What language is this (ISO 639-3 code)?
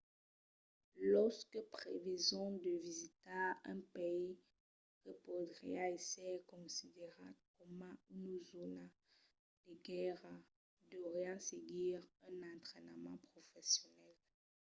oci